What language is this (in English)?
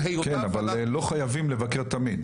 Hebrew